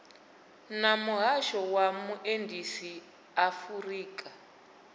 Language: Venda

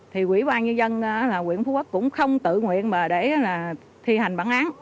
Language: Vietnamese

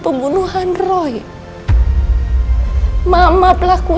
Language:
Indonesian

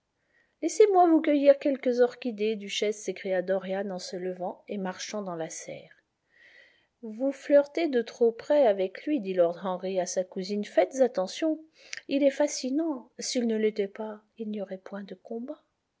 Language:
French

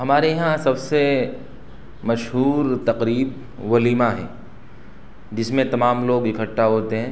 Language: Urdu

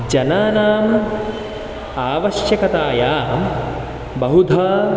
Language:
Sanskrit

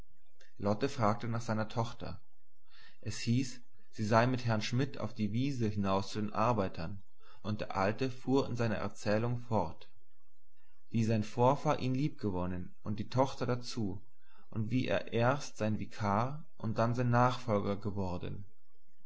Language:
German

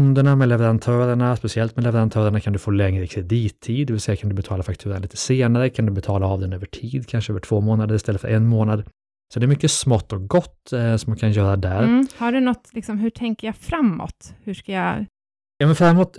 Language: Swedish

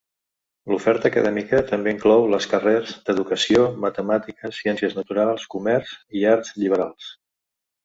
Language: Catalan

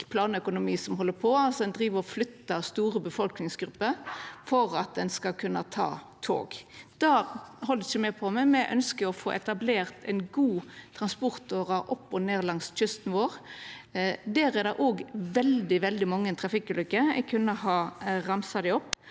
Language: Norwegian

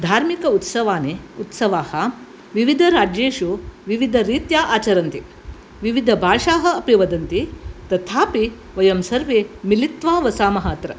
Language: Sanskrit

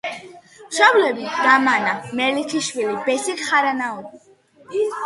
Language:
Georgian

